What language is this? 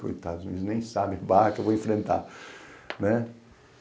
Portuguese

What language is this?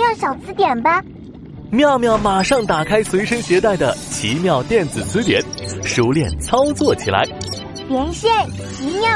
Chinese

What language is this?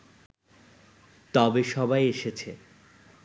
Bangla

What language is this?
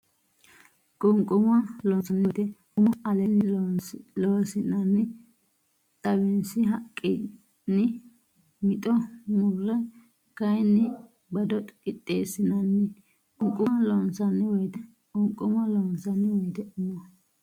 Sidamo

